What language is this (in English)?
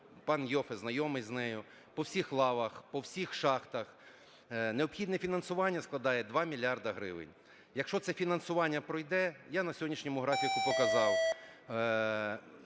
Ukrainian